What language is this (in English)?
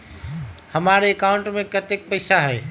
Magahi